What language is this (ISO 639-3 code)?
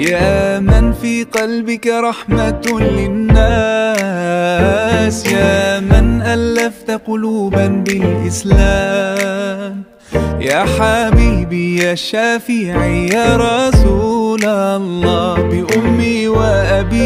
ara